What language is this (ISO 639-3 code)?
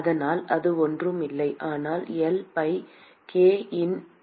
tam